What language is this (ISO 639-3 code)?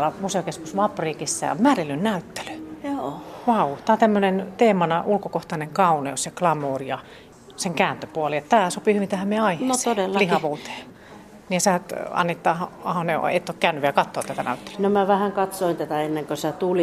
fin